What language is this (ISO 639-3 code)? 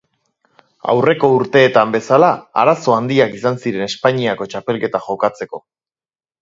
eus